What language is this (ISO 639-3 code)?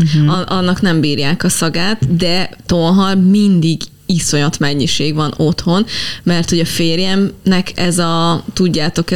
hun